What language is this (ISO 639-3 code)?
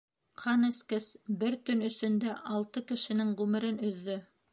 bak